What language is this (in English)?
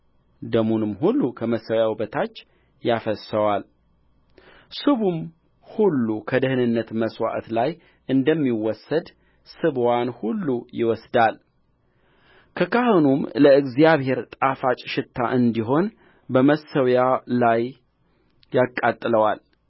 Amharic